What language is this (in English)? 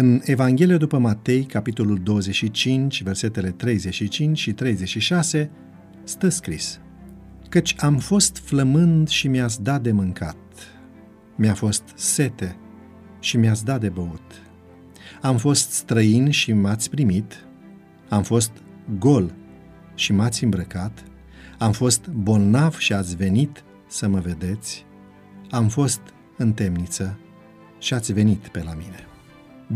Romanian